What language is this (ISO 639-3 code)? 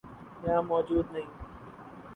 urd